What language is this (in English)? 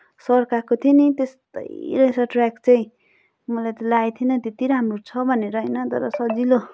Nepali